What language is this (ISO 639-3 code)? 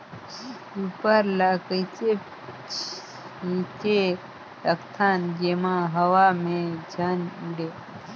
hne